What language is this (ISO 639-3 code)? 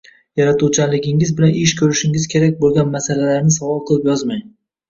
uzb